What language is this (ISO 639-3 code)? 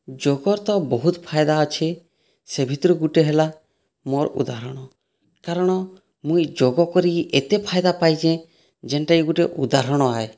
ori